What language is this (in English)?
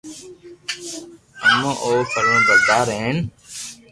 Loarki